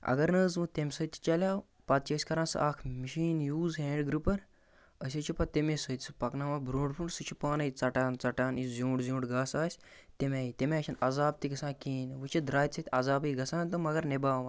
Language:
Kashmiri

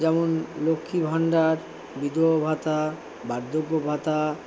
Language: Bangla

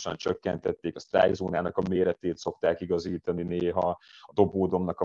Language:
Hungarian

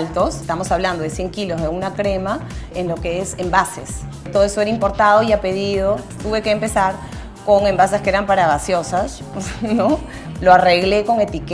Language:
Spanish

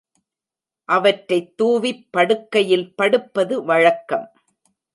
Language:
Tamil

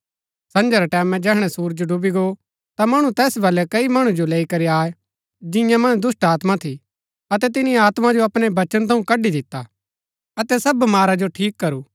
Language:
Gaddi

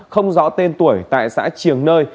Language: Vietnamese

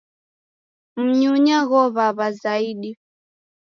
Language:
Taita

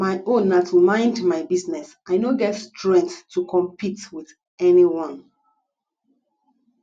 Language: Nigerian Pidgin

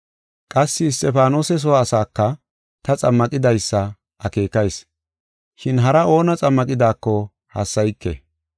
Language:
Gofa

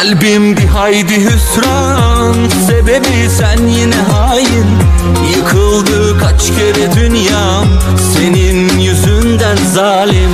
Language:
Turkish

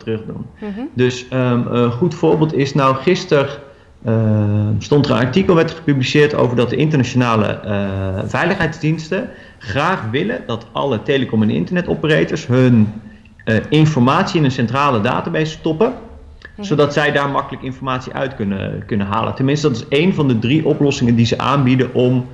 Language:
Dutch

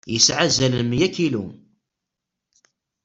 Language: Kabyle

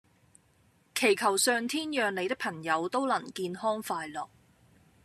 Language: Cantonese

